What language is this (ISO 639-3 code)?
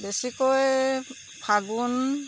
asm